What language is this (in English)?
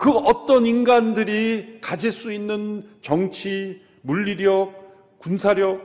Korean